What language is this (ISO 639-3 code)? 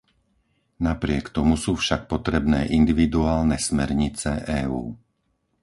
slk